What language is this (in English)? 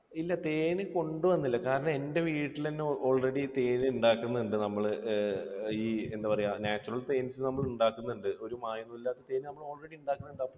Malayalam